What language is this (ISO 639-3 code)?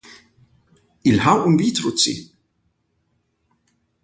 ina